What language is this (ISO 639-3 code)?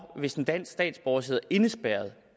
dan